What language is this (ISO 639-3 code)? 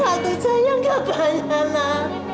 ind